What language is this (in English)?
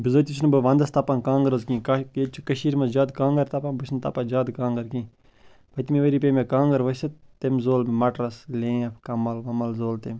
Kashmiri